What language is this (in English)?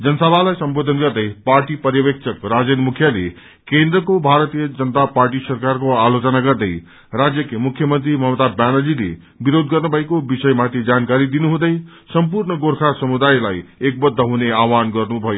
Nepali